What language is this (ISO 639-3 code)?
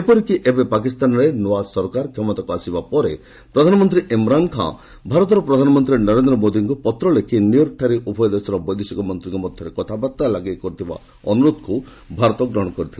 ori